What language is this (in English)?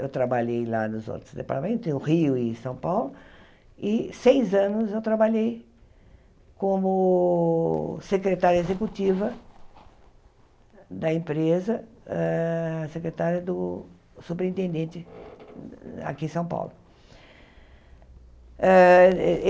Portuguese